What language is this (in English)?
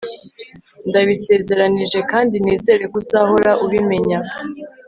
Kinyarwanda